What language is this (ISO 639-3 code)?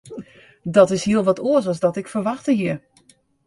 fry